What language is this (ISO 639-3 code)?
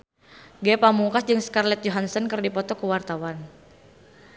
sun